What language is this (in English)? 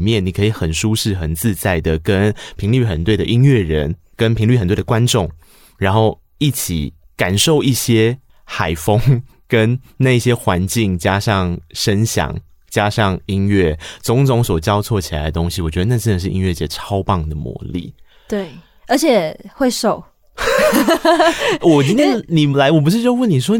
Chinese